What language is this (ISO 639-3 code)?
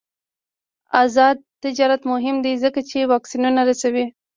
pus